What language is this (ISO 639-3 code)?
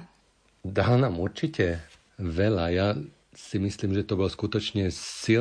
slk